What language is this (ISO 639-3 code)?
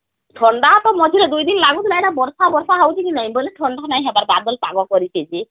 ori